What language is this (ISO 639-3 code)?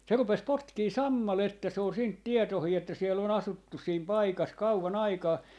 fin